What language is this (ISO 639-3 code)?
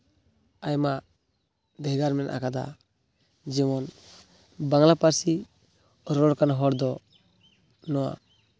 sat